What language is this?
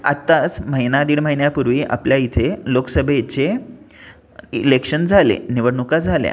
Marathi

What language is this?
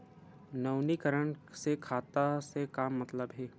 Chhattisgarhi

